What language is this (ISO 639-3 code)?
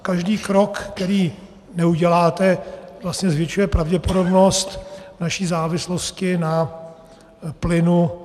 ces